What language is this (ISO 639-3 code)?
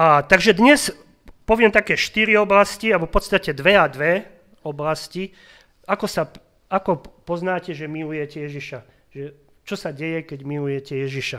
slk